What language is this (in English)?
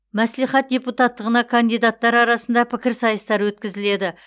Kazakh